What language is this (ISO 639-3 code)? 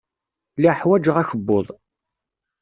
kab